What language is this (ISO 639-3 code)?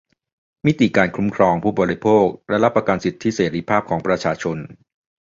tha